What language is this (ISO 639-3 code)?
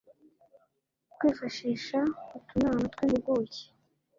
kin